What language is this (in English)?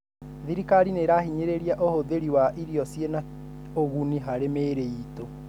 Kikuyu